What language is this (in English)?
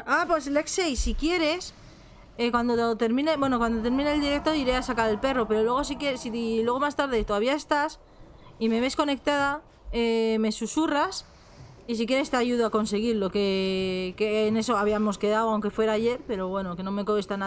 Spanish